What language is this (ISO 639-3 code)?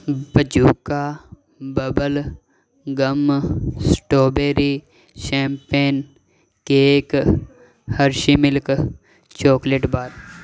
pan